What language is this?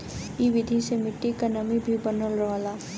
Bhojpuri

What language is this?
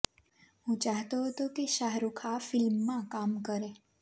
Gujarati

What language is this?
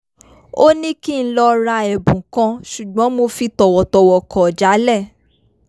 Yoruba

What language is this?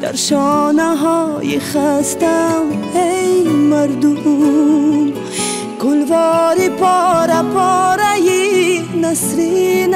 Persian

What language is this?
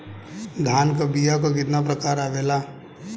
Bhojpuri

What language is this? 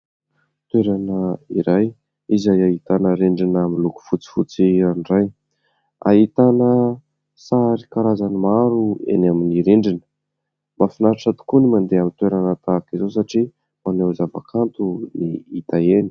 Malagasy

